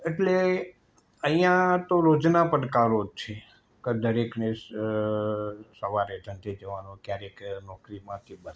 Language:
Gujarati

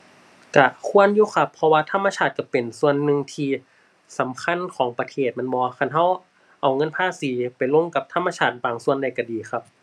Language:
Thai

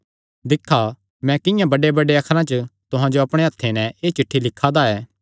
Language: Kangri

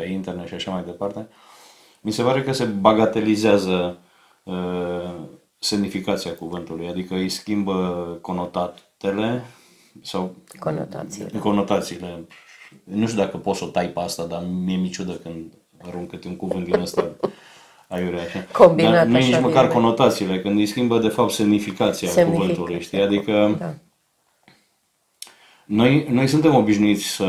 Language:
Romanian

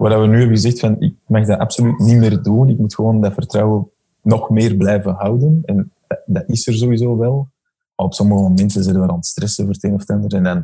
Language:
Dutch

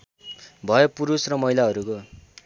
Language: Nepali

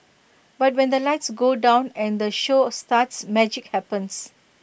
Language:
English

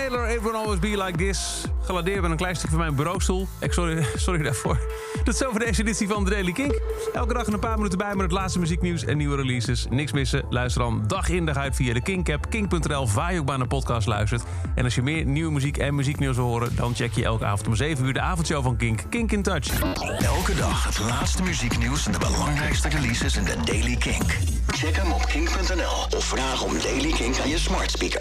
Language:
Dutch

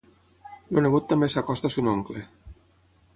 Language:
Catalan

